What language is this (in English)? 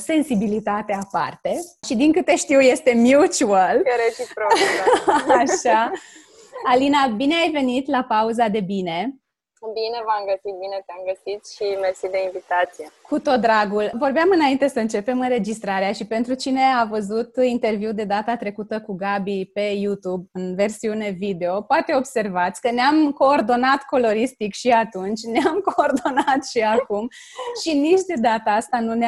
Romanian